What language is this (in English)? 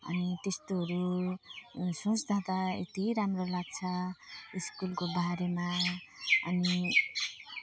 Nepali